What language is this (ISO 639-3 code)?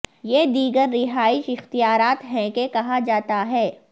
urd